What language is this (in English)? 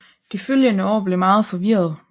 Danish